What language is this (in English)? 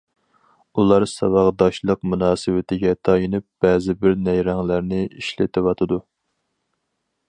Uyghur